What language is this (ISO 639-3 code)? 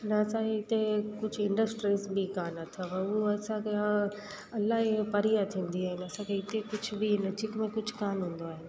snd